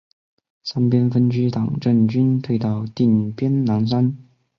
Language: Chinese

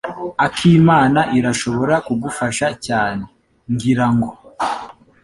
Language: Kinyarwanda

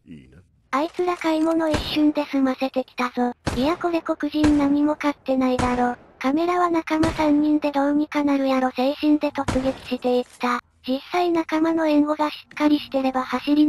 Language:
Japanese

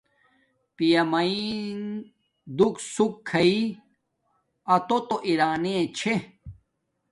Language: Domaaki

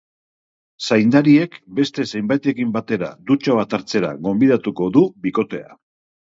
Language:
Basque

